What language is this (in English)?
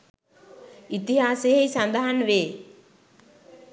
Sinhala